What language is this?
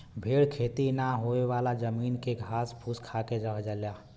Bhojpuri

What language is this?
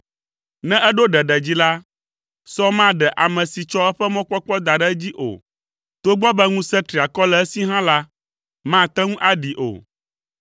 Ewe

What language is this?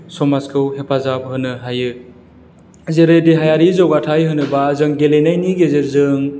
Bodo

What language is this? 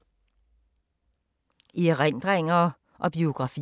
Danish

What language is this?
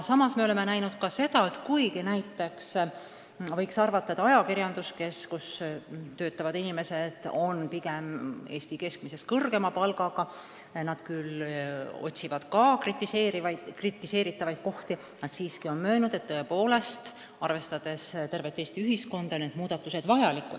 Estonian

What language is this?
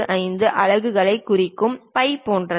Tamil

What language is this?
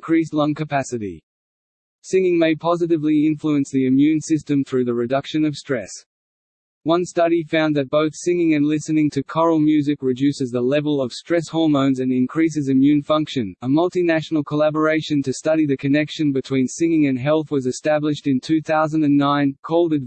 English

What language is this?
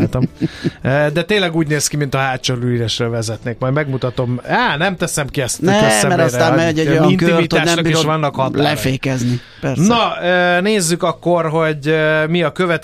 Hungarian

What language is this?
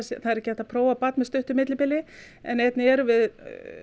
Icelandic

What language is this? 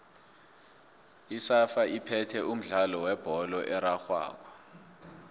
South Ndebele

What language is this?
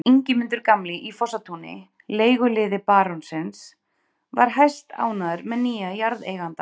Icelandic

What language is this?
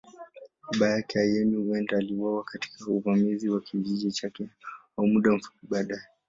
Swahili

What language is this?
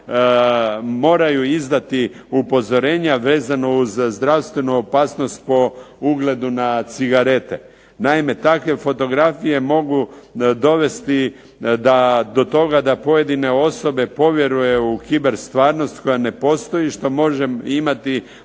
Croatian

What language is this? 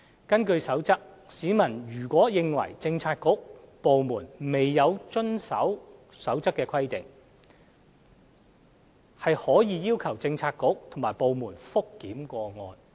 Cantonese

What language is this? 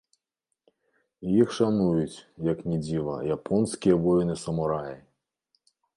Belarusian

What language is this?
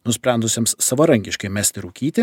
Lithuanian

